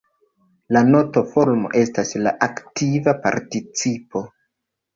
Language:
Esperanto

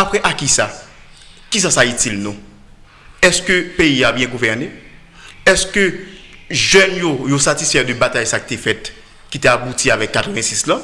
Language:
French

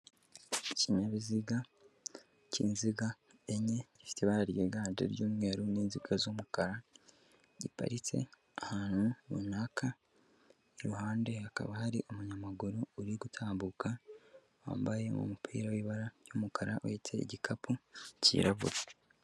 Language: Kinyarwanda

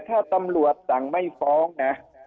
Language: Thai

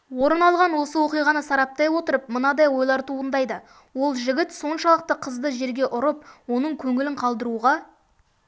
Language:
Kazakh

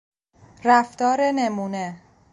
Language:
Persian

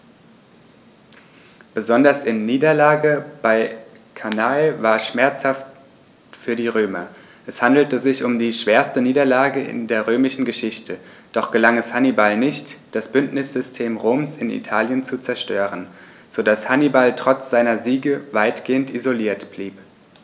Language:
German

